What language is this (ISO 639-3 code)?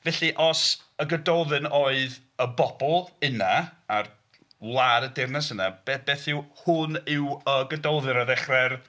cym